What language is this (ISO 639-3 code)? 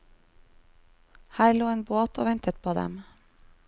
nor